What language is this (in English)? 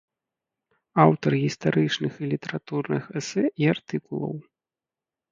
Belarusian